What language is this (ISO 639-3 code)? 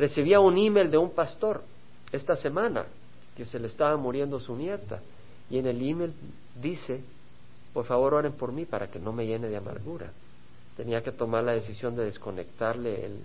spa